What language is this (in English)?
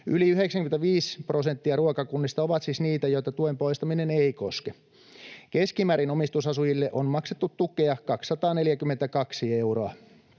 Finnish